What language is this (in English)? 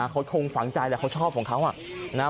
Thai